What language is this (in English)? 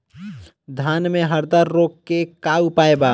Bhojpuri